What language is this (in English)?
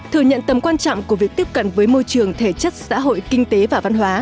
Vietnamese